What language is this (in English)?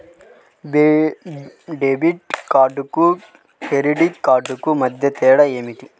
Telugu